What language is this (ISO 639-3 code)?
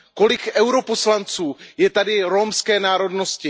ces